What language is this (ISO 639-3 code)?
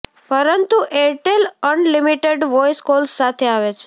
guj